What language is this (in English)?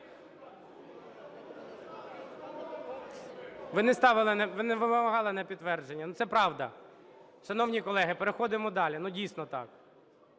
Ukrainian